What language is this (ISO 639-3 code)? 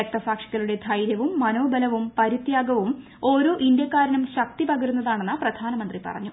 mal